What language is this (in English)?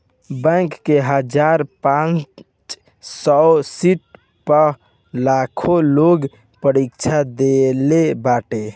Bhojpuri